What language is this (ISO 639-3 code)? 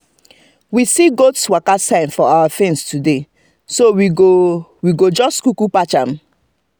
pcm